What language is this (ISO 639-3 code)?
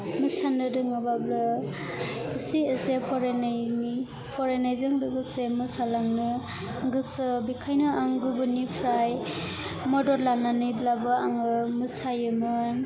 brx